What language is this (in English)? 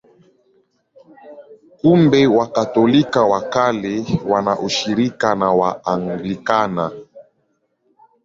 Swahili